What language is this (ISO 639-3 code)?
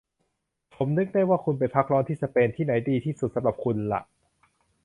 tha